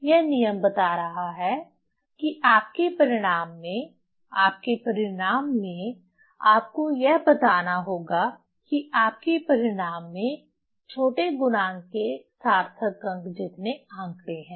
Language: Hindi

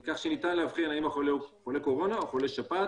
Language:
Hebrew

